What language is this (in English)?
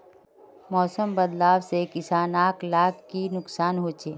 Magahi